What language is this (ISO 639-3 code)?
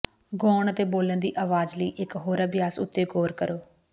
pan